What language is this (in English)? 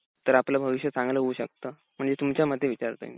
Marathi